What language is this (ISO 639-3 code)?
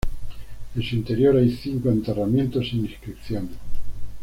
spa